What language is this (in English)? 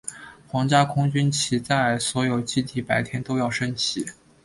Chinese